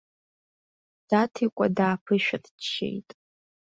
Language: Abkhazian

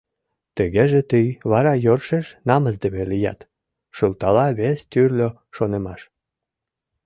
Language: Mari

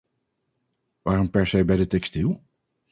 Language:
Dutch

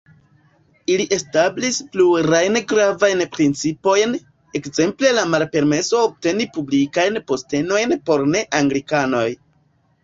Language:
Esperanto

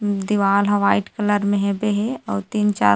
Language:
Chhattisgarhi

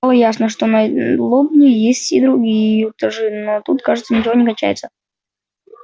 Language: Russian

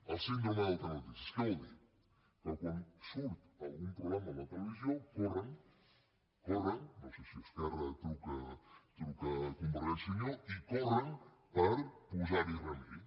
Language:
Catalan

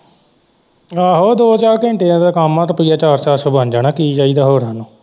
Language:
Punjabi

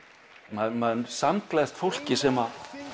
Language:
Icelandic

